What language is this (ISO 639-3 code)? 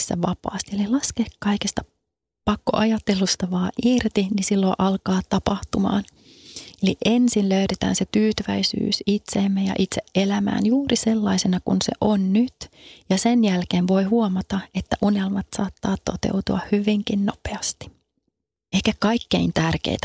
fin